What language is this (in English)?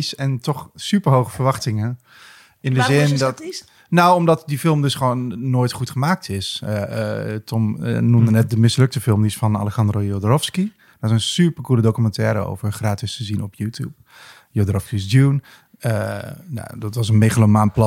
Dutch